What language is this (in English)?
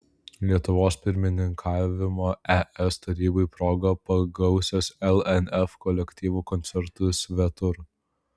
Lithuanian